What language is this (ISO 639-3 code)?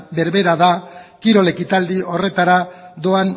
eus